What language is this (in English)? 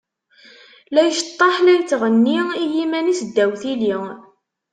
Kabyle